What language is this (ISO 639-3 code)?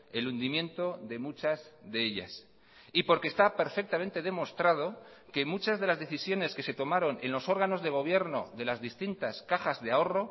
spa